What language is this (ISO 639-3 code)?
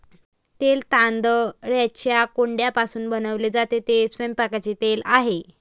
mar